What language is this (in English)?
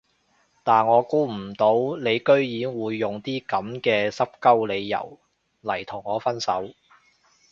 Cantonese